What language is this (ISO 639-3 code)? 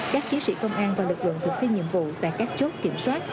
vie